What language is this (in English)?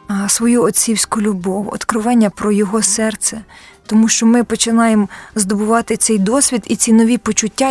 Ukrainian